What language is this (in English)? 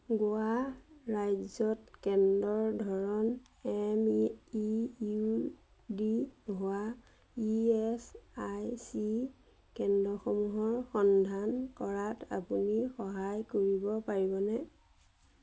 Assamese